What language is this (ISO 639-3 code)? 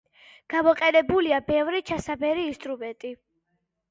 kat